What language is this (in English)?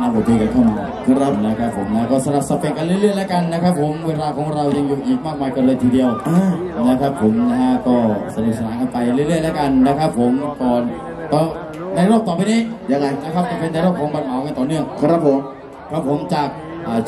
Thai